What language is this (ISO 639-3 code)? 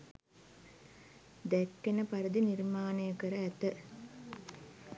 sin